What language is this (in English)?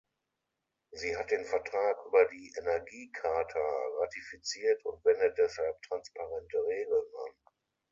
German